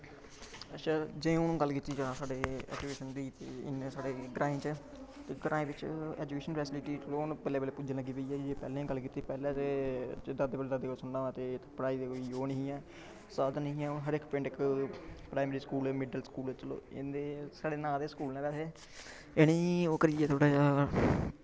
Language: Dogri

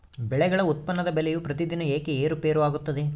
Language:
Kannada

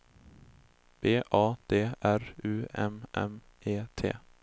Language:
Swedish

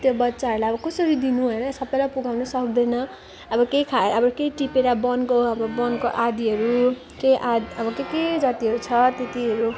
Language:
Nepali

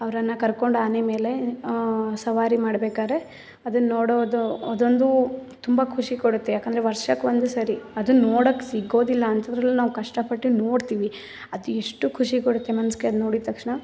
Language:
Kannada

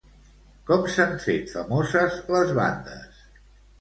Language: Catalan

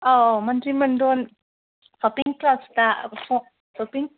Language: Manipuri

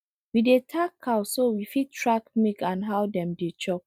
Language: Nigerian Pidgin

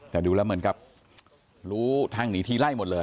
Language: Thai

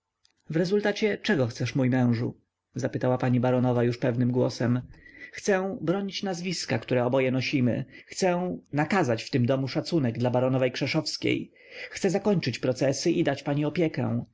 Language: Polish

